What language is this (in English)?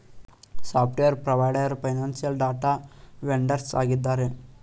Kannada